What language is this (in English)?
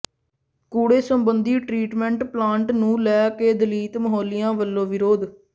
Punjabi